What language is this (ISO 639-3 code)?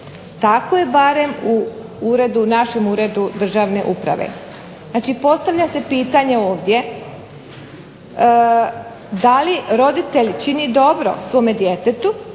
hrv